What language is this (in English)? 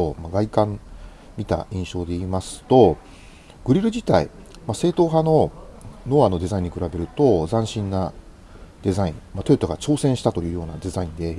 Japanese